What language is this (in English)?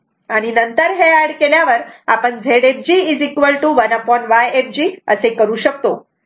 Marathi